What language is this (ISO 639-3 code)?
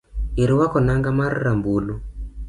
luo